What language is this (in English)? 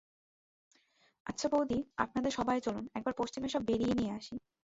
Bangla